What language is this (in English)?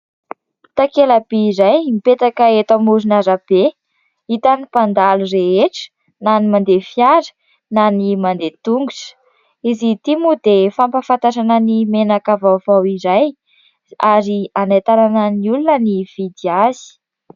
Malagasy